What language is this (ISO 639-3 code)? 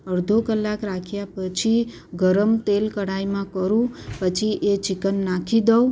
guj